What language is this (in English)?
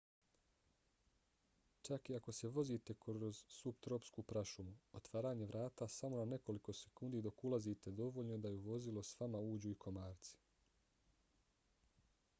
Bosnian